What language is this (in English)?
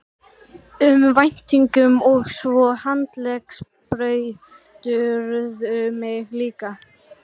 Icelandic